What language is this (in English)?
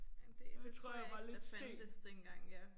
Danish